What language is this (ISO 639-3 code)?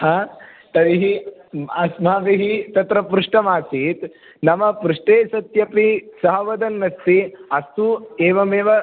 san